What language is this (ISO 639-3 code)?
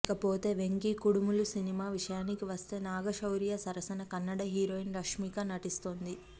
tel